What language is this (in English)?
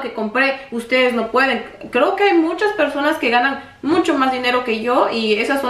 Spanish